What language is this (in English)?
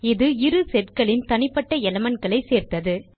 Tamil